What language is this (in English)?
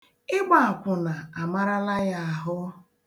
Igbo